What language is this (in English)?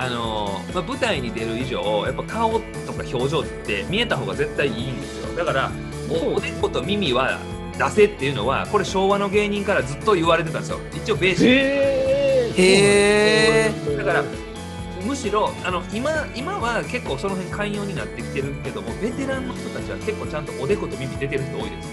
Japanese